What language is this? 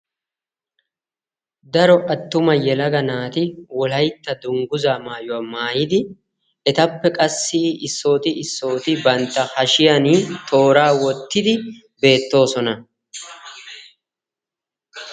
Wolaytta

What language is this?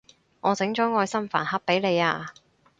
Cantonese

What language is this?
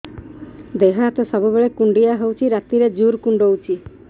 Odia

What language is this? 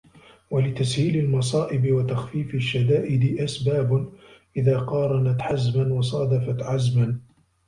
Arabic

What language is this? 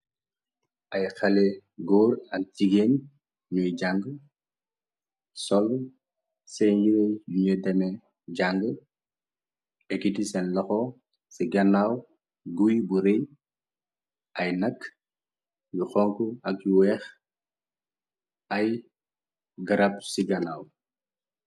Wolof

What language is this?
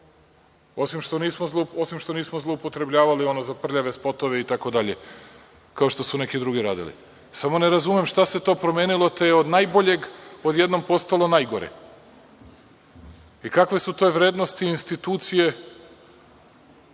Serbian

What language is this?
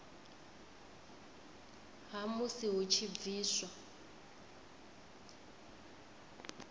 Venda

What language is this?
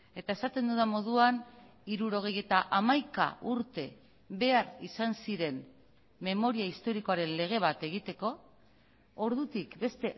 Basque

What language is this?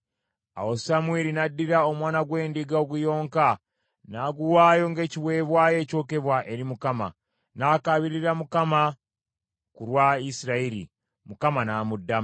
Ganda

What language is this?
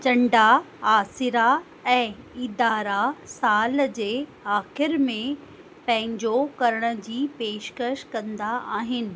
Sindhi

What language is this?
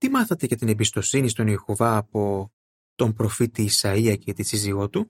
Greek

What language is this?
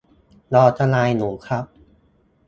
Thai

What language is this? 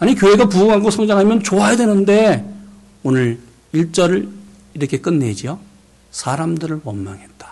Korean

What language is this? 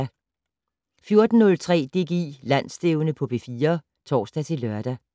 Danish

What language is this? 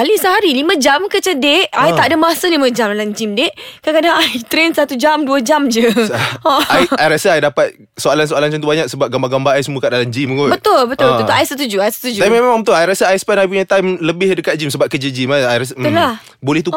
Malay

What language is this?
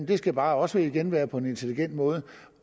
Danish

